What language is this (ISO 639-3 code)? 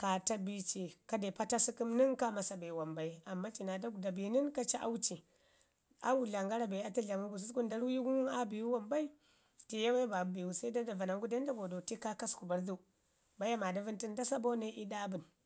ngi